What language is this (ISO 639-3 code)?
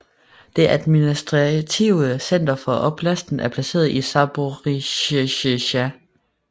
dan